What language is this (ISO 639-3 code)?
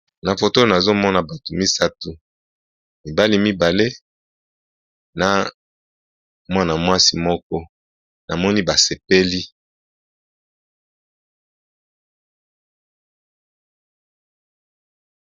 lin